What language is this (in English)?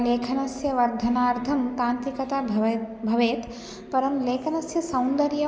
Sanskrit